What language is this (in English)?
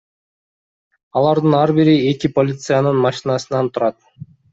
Kyrgyz